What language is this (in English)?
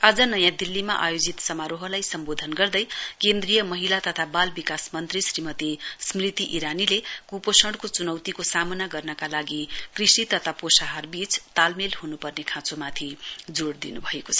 Nepali